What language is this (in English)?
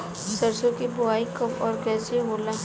Bhojpuri